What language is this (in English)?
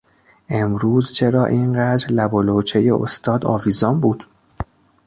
Persian